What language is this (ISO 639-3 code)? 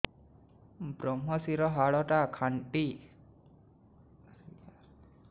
ori